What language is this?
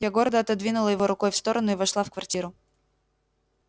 Russian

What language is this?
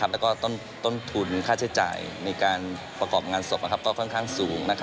Thai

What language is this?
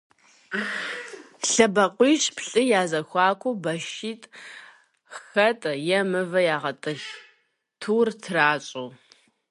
Kabardian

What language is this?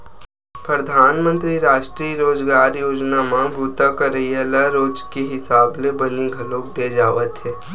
Chhattisgarhi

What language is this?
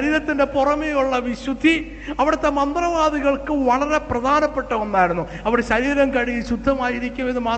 Malayalam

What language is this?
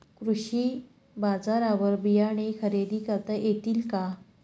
Marathi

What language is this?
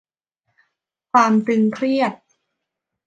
Thai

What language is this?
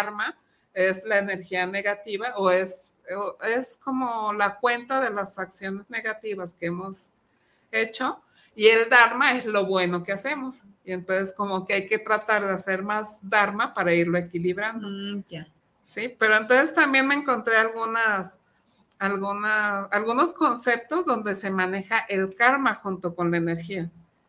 Spanish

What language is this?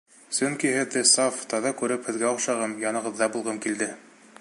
Bashkir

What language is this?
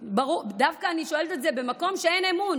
Hebrew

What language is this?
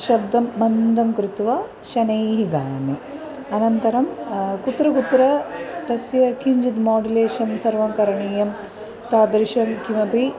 Sanskrit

